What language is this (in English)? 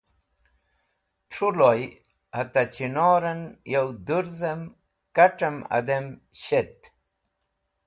Wakhi